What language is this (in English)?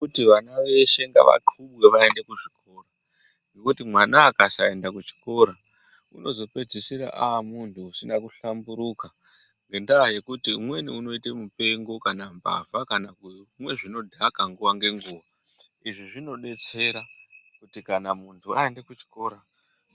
Ndau